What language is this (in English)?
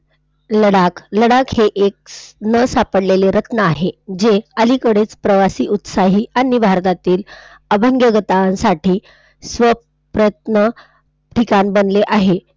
Marathi